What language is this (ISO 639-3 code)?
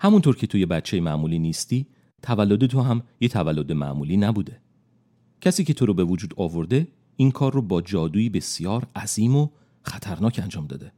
fas